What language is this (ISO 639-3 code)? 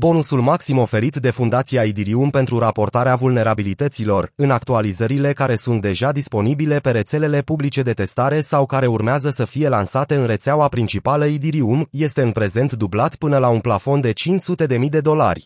ron